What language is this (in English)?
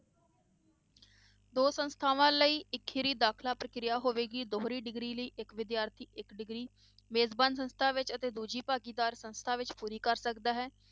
Punjabi